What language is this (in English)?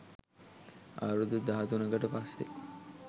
Sinhala